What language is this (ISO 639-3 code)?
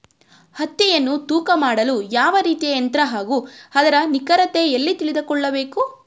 kan